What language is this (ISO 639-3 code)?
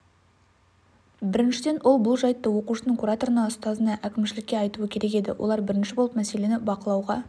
kaz